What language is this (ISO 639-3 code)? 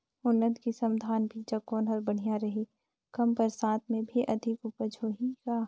hne